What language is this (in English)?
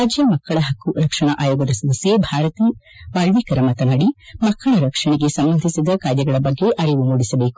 Kannada